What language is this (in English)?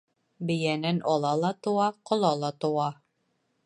Bashkir